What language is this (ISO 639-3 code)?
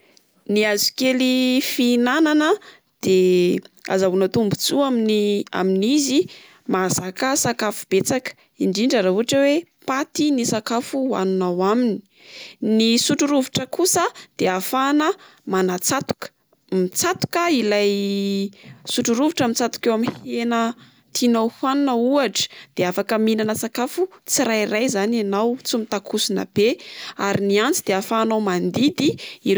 mlg